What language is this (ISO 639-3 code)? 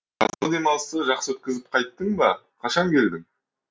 kaz